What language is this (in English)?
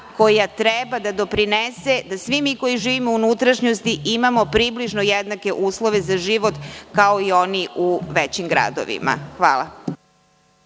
Serbian